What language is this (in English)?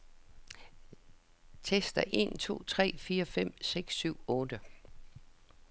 Danish